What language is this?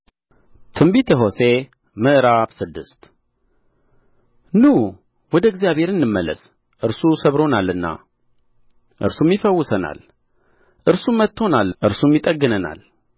Amharic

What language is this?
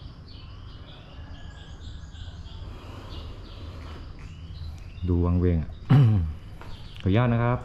Thai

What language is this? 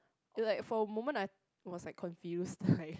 English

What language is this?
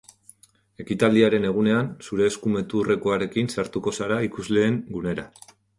Basque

